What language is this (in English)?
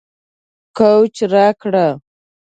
Pashto